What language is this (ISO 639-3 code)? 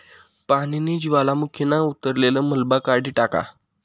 mar